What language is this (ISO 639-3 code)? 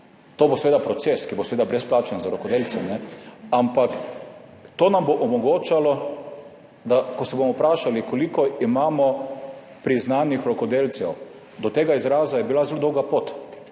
slv